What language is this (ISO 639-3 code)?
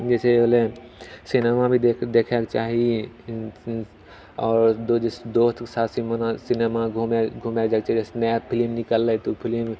mai